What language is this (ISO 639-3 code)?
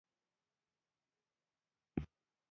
pus